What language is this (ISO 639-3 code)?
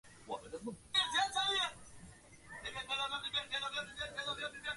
zho